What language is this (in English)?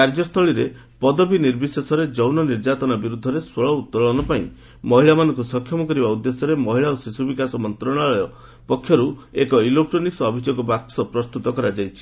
Odia